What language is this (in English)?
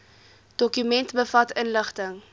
Afrikaans